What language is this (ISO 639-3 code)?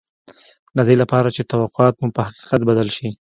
pus